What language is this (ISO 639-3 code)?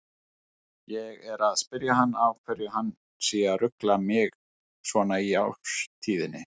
isl